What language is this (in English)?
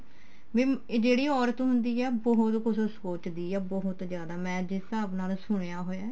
Punjabi